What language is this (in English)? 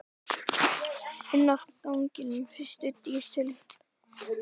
Icelandic